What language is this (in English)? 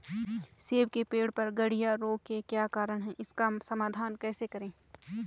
Hindi